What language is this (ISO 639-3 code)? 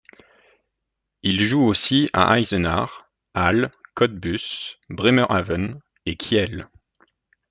fra